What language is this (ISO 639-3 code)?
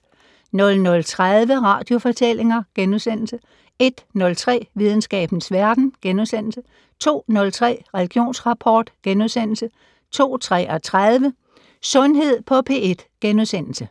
dan